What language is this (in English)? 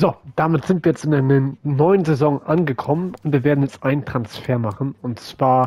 German